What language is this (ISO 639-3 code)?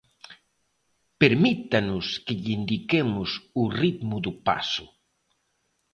glg